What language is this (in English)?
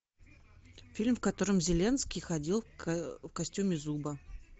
Russian